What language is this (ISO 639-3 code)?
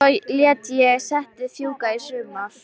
isl